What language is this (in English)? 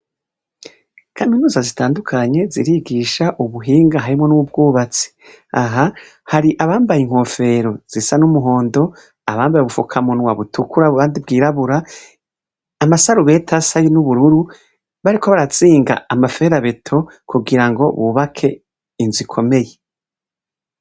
Rundi